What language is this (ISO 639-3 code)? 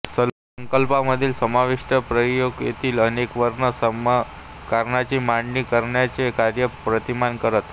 mar